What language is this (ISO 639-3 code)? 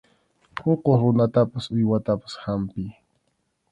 qxu